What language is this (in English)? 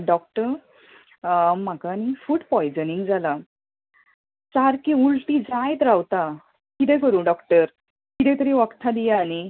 Konkani